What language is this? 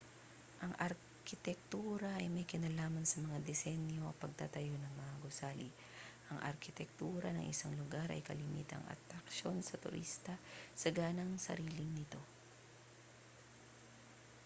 Filipino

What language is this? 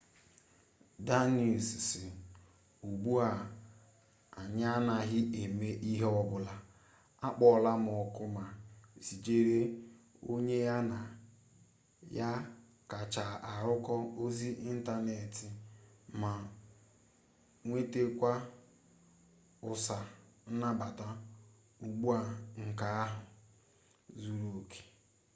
Igbo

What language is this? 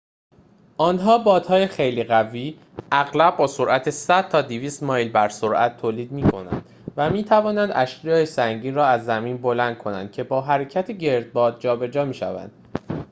Persian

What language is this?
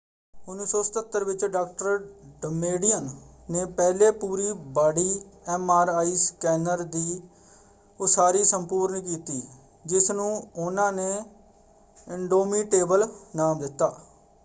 Punjabi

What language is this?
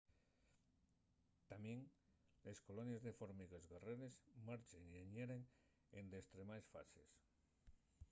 Asturian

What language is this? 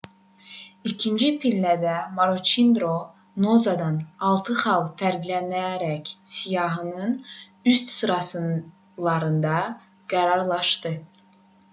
Azerbaijani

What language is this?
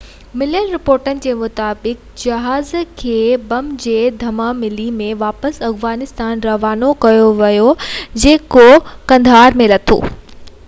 Sindhi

